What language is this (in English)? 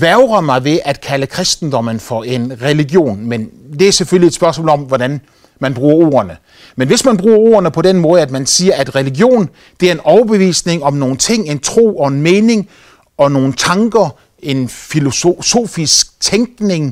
Danish